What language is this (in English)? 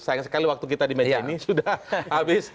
Indonesian